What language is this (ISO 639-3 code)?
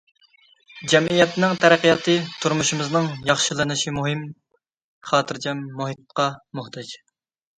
uig